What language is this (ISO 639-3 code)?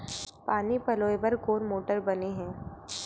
hne